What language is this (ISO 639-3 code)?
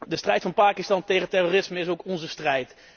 nld